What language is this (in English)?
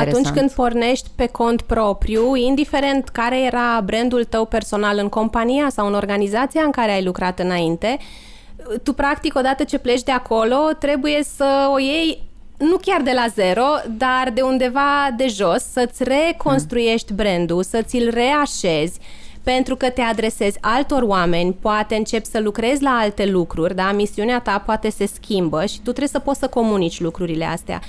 Romanian